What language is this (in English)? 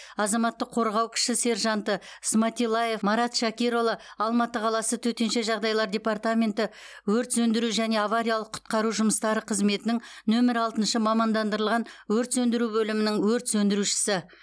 Kazakh